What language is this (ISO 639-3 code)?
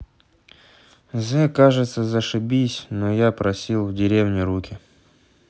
rus